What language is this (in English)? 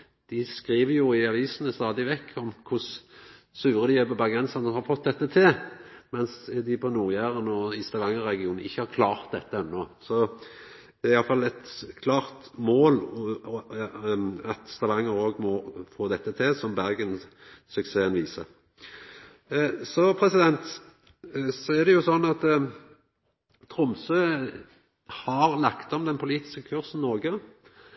Norwegian Nynorsk